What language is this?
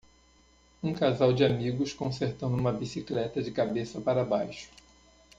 Portuguese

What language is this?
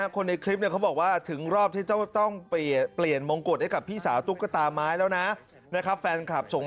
Thai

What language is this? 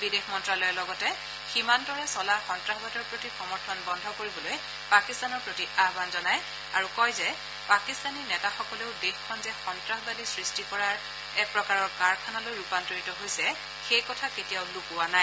Assamese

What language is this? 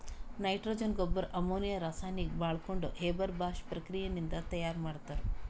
Kannada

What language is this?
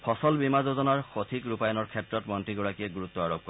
Assamese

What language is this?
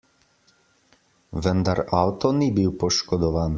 Slovenian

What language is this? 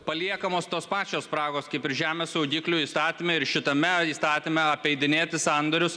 Lithuanian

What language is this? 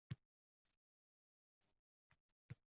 Uzbek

